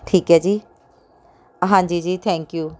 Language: Punjabi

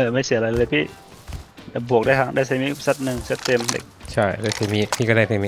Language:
Thai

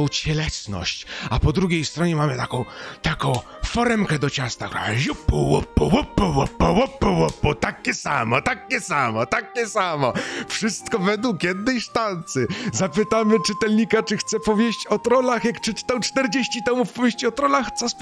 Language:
Polish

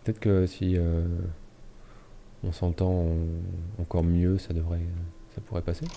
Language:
French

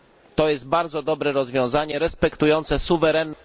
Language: Polish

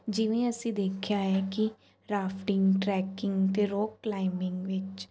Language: Punjabi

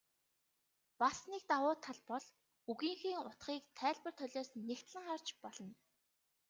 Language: Mongolian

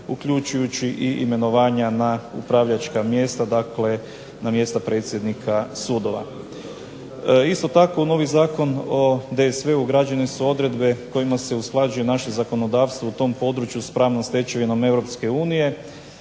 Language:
Croatian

